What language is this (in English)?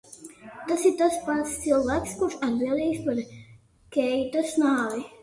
Latvian